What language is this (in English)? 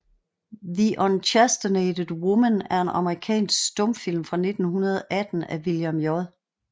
Danish